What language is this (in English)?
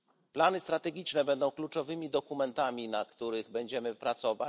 Polish